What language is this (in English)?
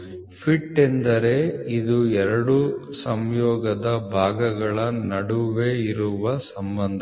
Kannada